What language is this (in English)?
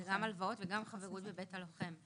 Hebrew